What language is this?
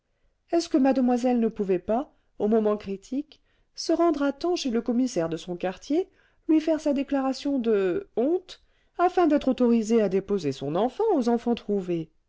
French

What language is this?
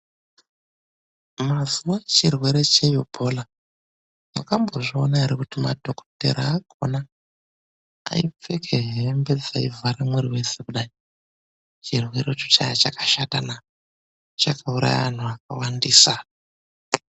Ndau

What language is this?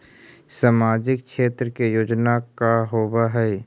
Magahi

